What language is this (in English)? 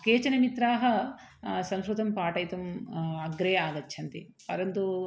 Sanskrit